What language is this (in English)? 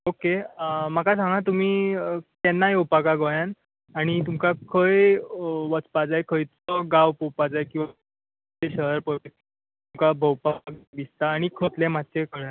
Konkani